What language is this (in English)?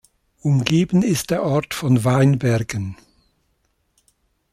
German